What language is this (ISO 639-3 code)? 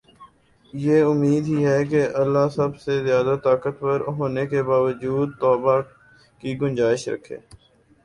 urd